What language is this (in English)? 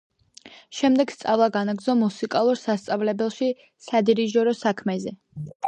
Georgian